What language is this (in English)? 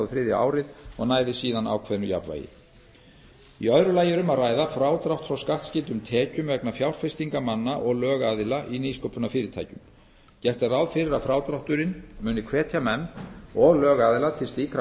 Icelandic